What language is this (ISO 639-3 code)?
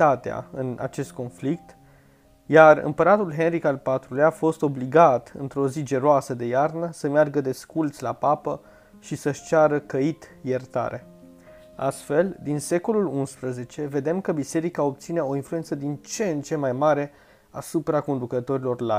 ron